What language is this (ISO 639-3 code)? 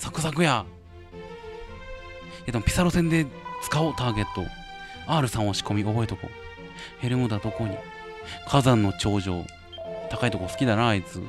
jpn